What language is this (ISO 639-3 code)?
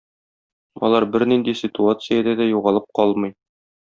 tat